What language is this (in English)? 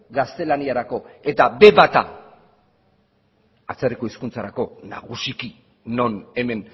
Basque